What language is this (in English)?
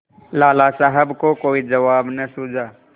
Hindi